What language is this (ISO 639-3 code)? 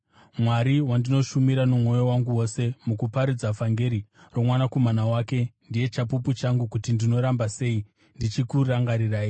sna